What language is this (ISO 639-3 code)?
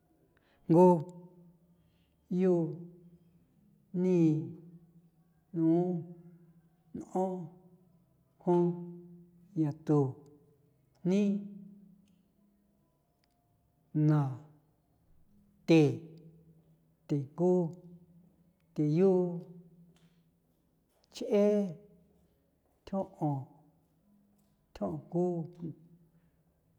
pow